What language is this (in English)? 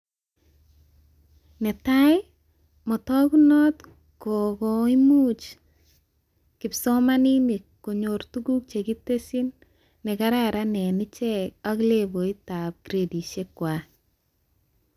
Kalenjin